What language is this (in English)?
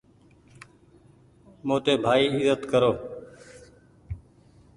Goaria